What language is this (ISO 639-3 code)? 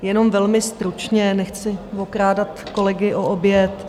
ces